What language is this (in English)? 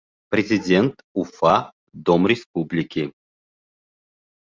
Bashkir